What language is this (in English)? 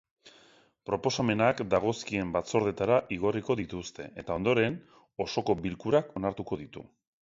Basque